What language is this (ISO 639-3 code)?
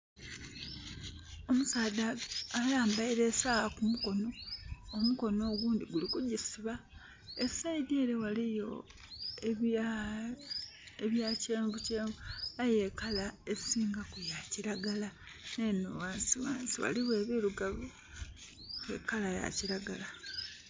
xog